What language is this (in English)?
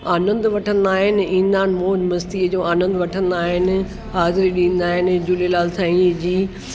Sindhi